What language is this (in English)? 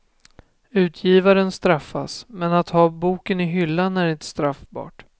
Swedish